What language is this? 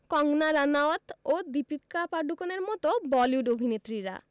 Bangla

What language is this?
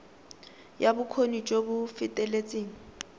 Tswana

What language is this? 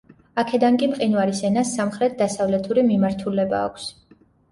Georgian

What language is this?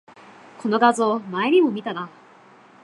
Japanese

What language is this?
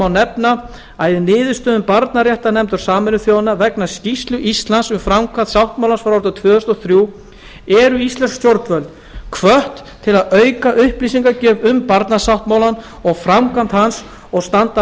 Icelandic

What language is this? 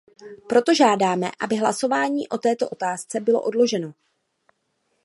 Czech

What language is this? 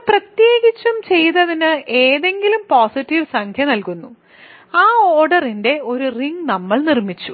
Malayalam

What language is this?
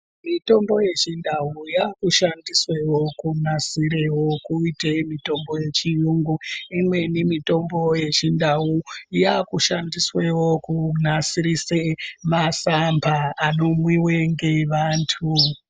Ndau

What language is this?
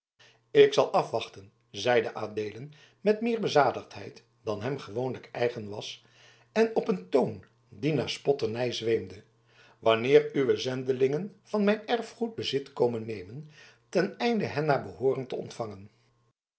Dutch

